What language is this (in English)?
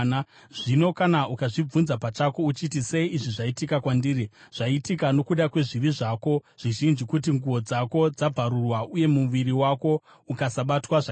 Shona